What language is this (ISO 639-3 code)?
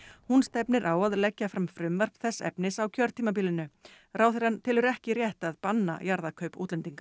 isl